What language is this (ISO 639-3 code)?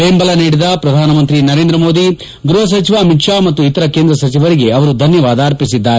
kan